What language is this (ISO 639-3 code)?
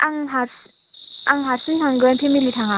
brx